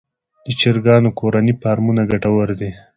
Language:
Pashto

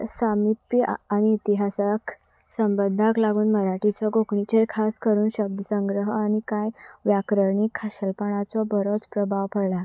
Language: Konkani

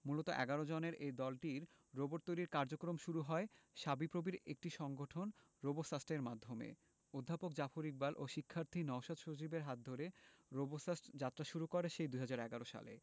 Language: Bangla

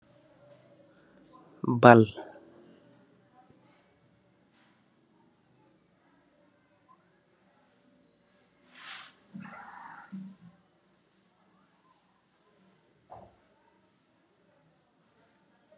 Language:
Wolof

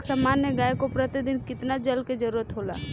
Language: Bhojpuri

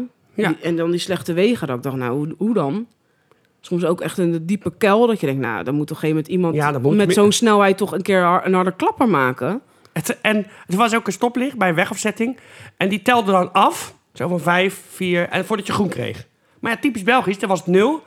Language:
Dutch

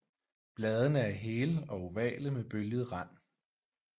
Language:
Danish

